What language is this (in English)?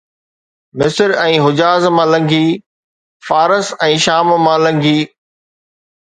Sindhi